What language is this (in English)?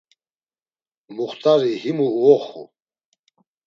Laz